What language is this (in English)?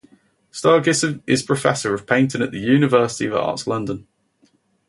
English